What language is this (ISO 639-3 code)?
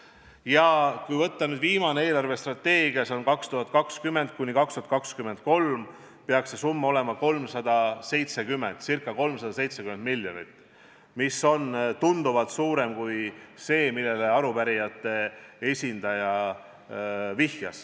est